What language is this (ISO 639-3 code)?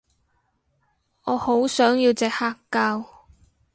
yue